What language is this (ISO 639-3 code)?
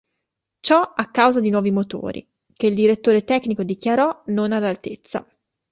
ita